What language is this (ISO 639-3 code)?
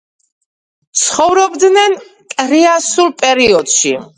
kat